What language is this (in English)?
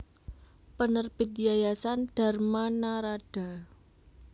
Javanese